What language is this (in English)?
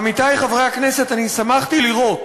Hebrew